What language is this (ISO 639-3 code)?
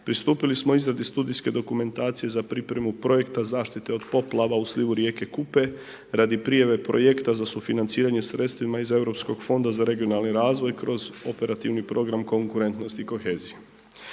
hrv